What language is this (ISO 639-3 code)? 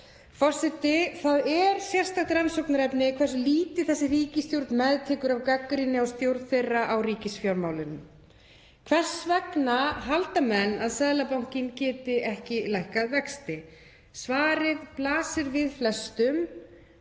isl